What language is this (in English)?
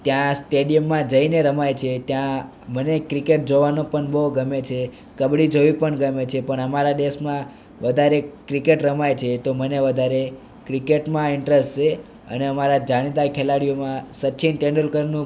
Gujarati